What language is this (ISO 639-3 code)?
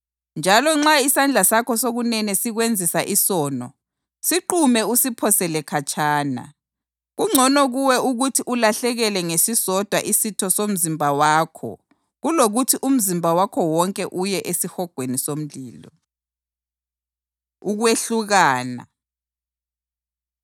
nde